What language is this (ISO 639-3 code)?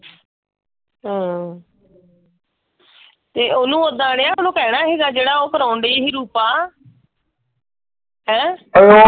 pan